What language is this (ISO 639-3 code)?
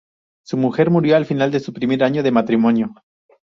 spa